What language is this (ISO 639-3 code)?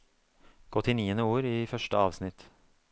nor